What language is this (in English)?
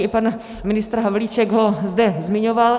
Czech